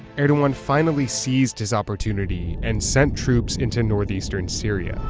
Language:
English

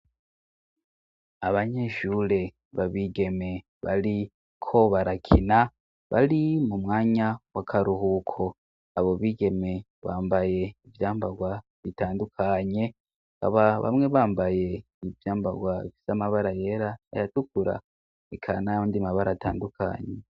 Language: Rundi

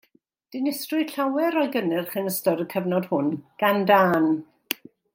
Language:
Welsh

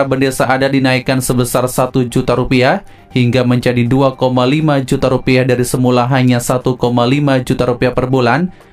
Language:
Indonesian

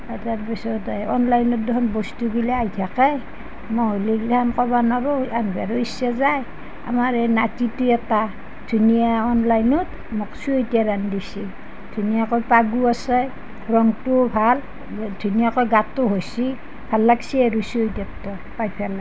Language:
Assamese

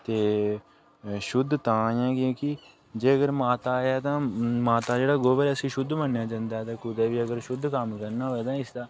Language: Dogri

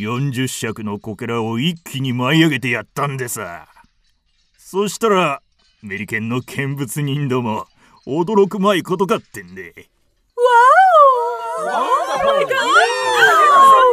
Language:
Japanese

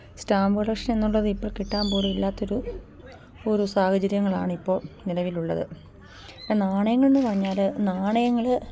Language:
Malayalam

